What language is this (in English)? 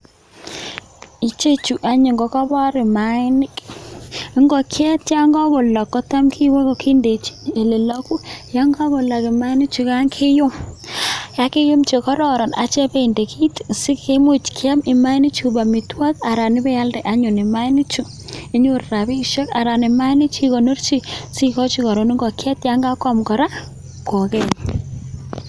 Kalenjin